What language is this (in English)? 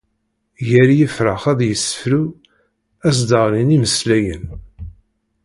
Kabyle